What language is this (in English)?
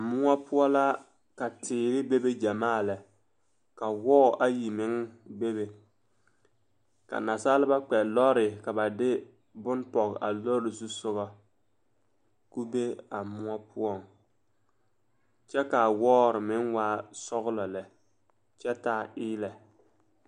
Southern Dagaare